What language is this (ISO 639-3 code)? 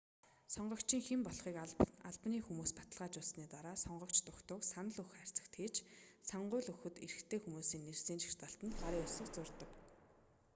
mon